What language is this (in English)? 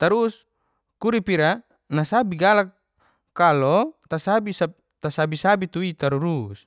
Geser-Gorom